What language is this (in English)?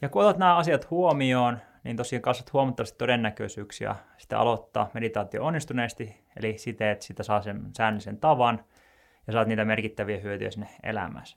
Finnish